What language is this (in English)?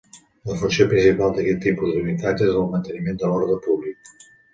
Catalan